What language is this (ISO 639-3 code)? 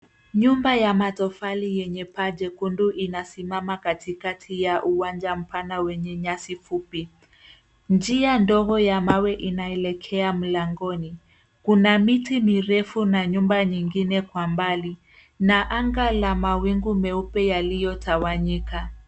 swa